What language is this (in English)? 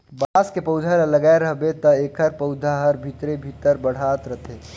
Chhattisgarhi